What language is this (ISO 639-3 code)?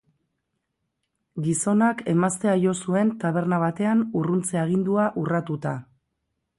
eus